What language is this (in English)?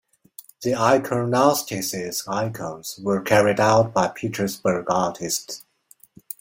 English